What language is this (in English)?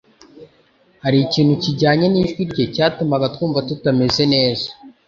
Kinyarwanda